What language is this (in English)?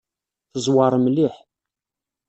Kabyle